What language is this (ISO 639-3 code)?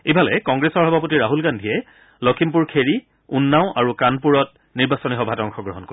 asm